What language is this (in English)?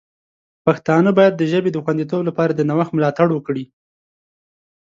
Pashto